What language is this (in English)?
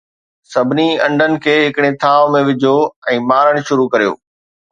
Sindhi